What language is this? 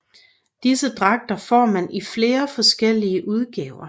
Danish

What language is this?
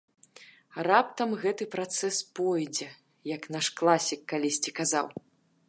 Belarusian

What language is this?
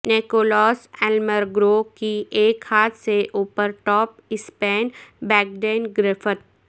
Urdu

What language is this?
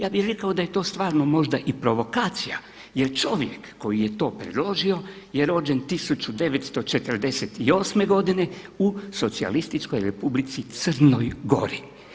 Croatian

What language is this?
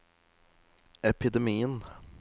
Norwegian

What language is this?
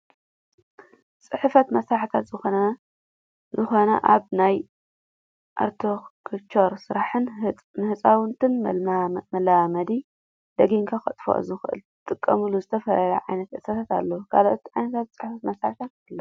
Tigrinya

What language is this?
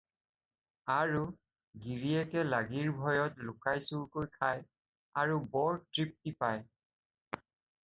Assamese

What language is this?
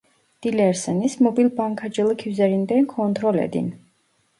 Turkish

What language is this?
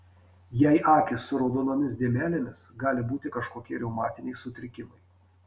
Lithuanian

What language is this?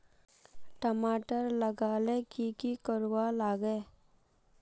Magahi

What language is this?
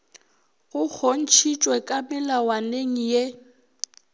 Northern Sotho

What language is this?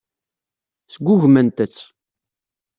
Kabyle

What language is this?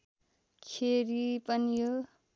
Nepali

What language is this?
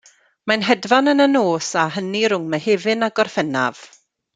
Welsh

